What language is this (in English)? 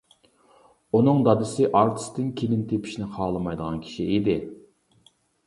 Uyghur